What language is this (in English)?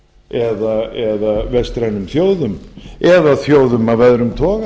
Icelandic